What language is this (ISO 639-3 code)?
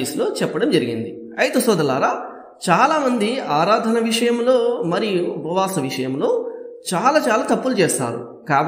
ara